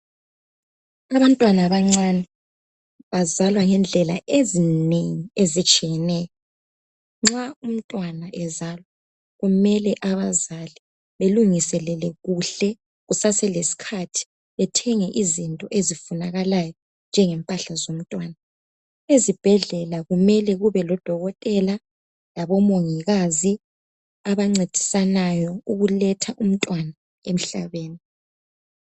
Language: North Ndebele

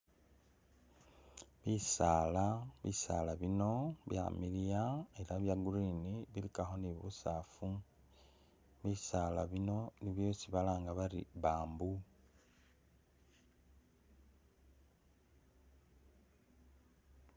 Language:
Masaaba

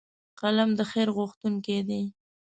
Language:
Pashto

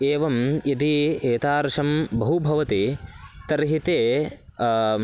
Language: Sanskrit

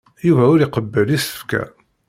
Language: Kabyle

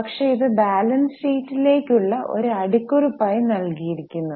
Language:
Malayalam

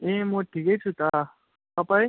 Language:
Nepali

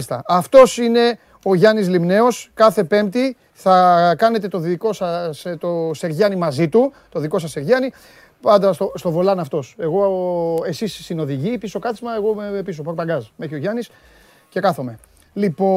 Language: Greek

